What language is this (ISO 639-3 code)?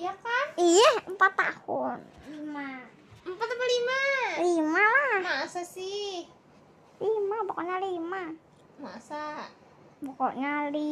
ind